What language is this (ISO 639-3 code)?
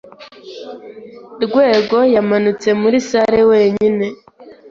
kin